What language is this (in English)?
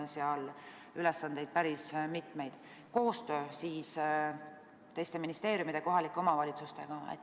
Estonian